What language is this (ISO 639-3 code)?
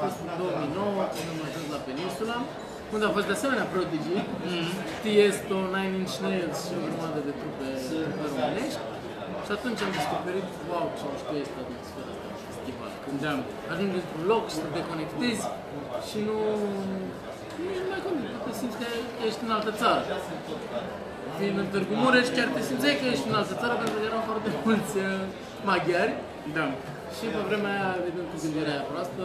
ron